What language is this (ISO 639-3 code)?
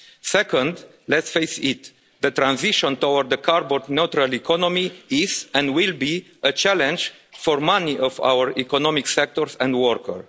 eng